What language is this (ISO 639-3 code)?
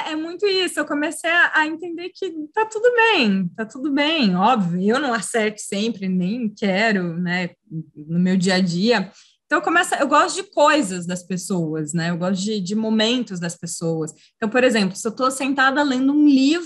por